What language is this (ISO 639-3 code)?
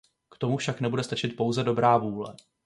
ces